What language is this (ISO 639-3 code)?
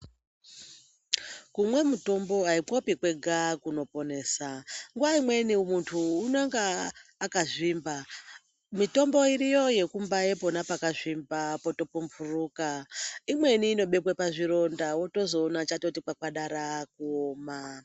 ndc